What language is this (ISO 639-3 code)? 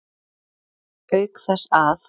isl